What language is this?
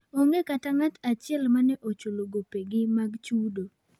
Luo (Kenya and Tanzania)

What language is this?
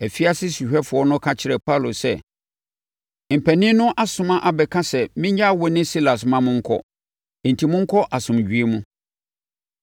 Akan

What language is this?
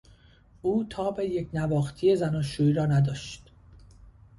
Persian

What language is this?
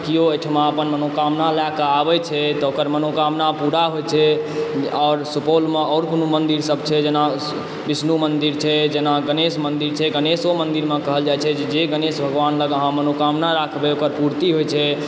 Maithili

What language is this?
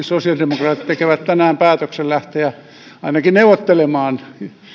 Finnish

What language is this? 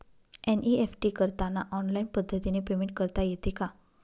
Marathi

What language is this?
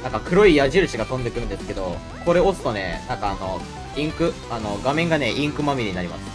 Japanese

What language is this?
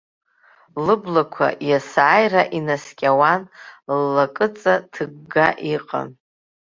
Abkhazian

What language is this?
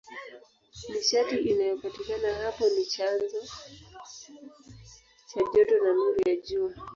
Swahili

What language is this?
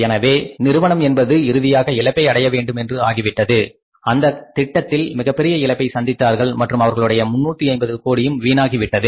Tamil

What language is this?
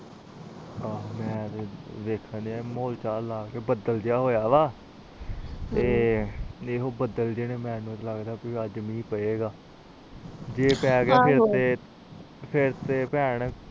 Punjabi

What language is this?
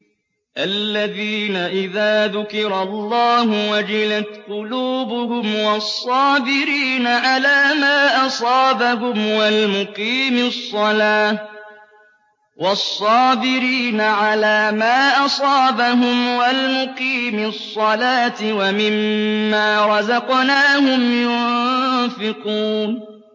Arabic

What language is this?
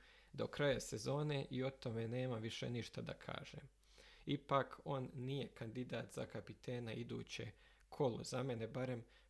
Croatian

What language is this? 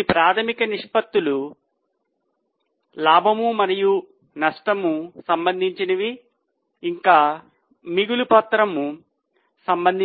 Telugu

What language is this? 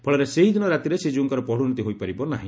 Odia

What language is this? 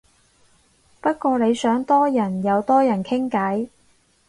Cantonese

